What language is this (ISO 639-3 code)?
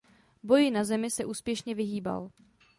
ces